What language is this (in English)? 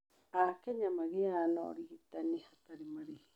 Kikuyu